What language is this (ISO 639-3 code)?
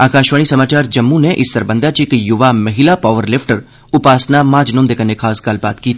doi